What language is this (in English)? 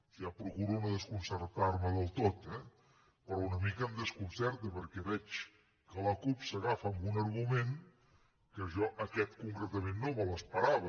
Catalan